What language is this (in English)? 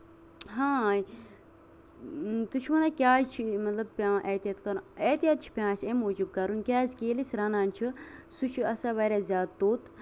Kashmiri